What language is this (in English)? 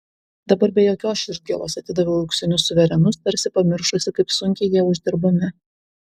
Lithuanian